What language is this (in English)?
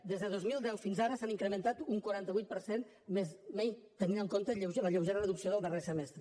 Catalan